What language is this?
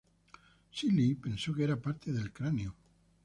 Spanish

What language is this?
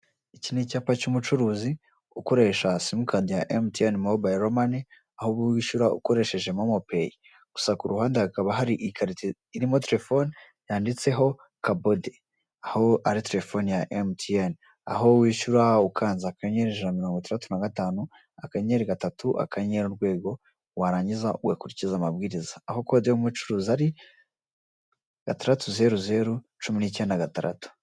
Kinyarwanda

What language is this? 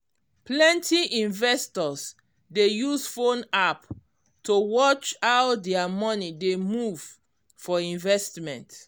Nigerian Pidgin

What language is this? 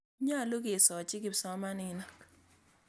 Kalenjin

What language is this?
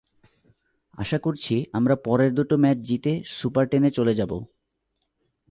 Bangla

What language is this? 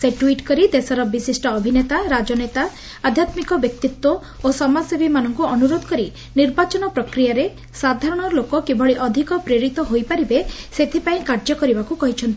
Odia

